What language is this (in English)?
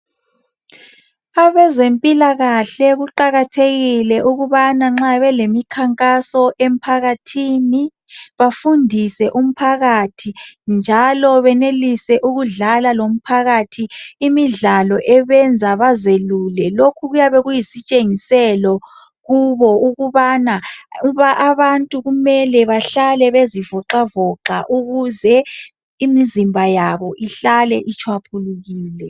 North Ndebele